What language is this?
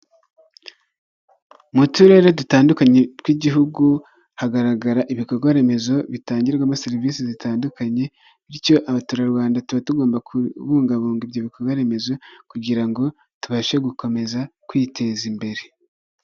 Kinyarwanda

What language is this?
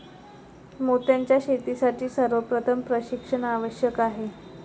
Marathi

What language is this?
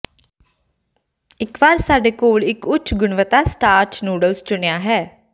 Punjabi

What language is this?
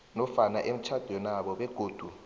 South Ndebele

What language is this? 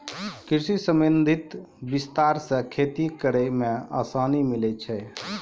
Maithili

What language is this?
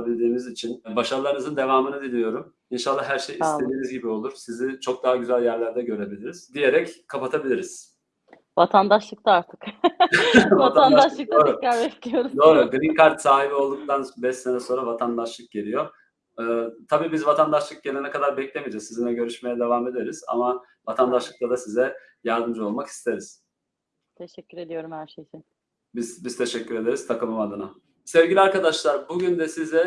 Turkish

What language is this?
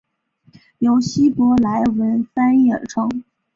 Chinese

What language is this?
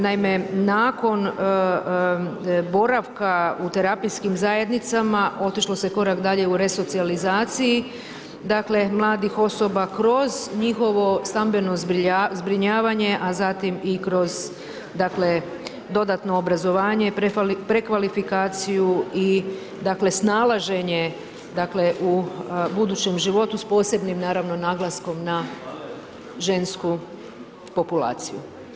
Croatian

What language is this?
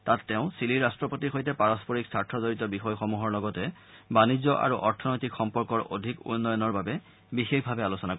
Assamese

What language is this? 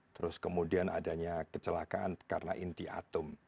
Indonesian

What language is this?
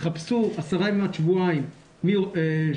Hebrew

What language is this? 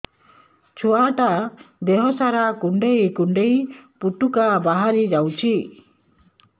Odia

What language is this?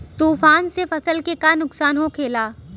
Bhojpuri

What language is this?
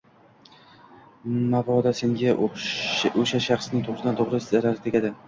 Uzbek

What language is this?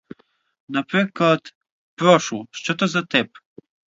Ukrainian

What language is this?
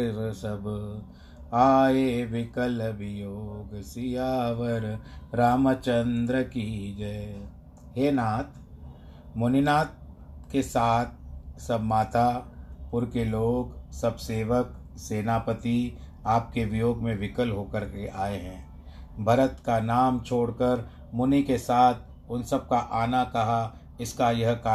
Hindi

